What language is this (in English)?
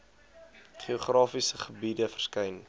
Afrikaans